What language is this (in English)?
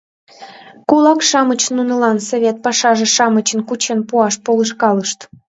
Mari